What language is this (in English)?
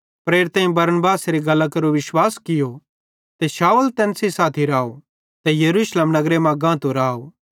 Bhadrawahi